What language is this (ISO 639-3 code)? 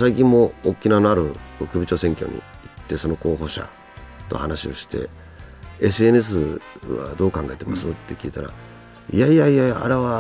jpn